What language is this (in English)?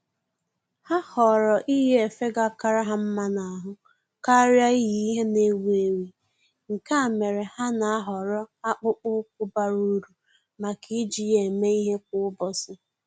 Igbo